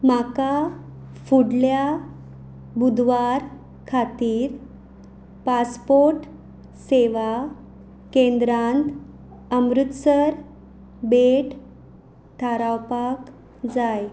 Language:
Konkani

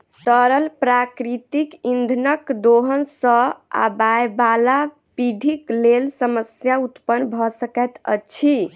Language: Maithili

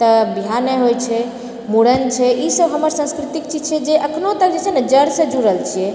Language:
Maithili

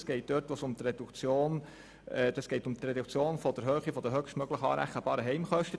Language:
Swiss German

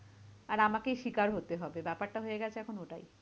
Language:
Bangla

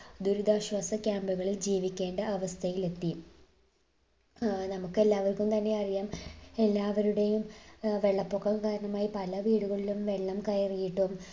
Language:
Malayalam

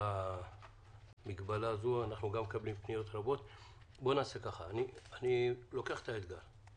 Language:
Hebrew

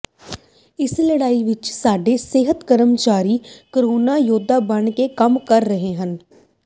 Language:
Punjabi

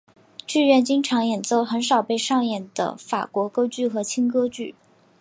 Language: Chinese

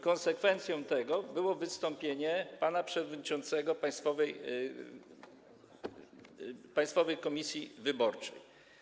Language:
Polish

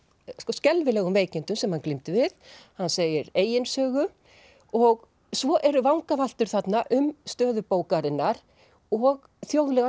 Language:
Icelandic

